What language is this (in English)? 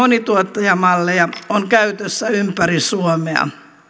Finnish